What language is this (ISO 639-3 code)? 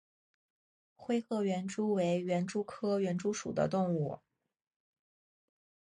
zho